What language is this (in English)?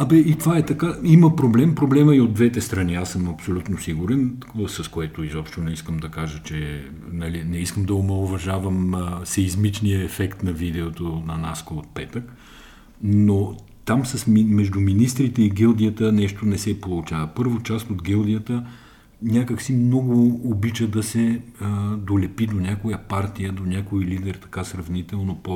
Bulgarian